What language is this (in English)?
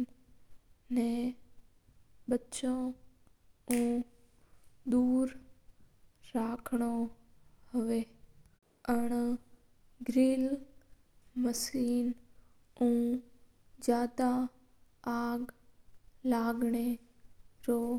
Mewari